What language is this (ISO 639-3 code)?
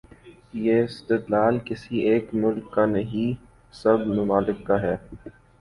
urd